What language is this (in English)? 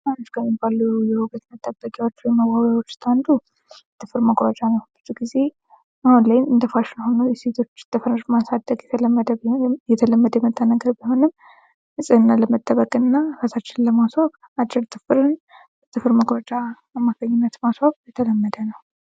Amharic